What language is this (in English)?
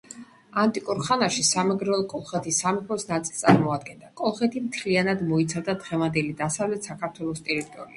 Georgian